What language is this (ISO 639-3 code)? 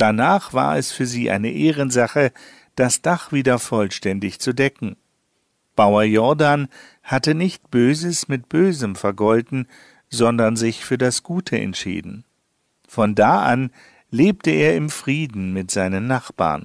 deu